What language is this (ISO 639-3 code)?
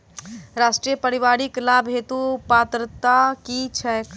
mai